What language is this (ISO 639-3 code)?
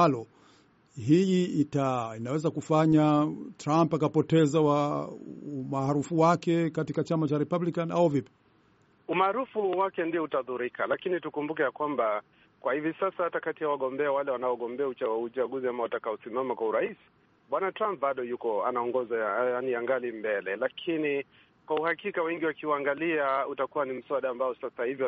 swa